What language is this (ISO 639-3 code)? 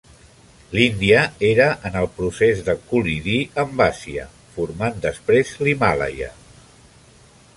cat